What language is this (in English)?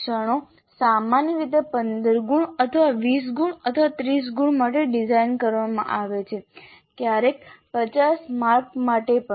Gujarati